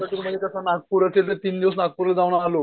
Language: Marathi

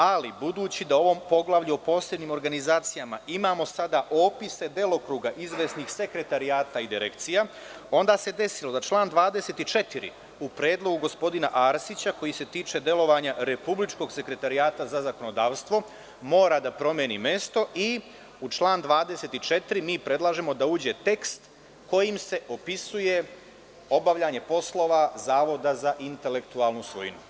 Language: Serbian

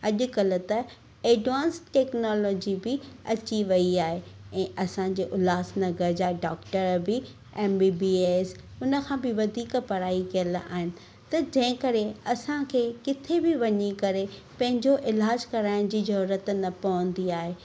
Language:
Sindhi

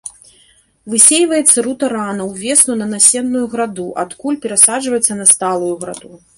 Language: Belarusian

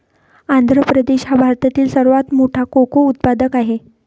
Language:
Marathi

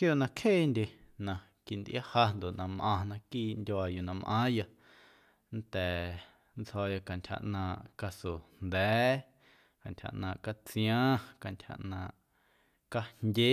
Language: Guerrero Amuzgo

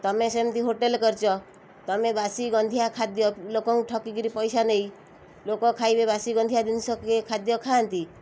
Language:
Odia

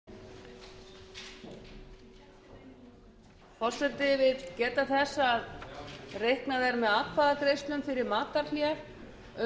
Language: Icelandic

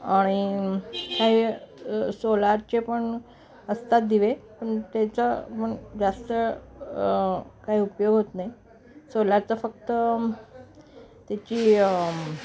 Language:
Marathi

